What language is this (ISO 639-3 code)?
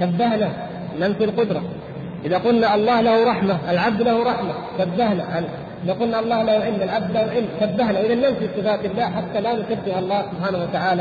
ara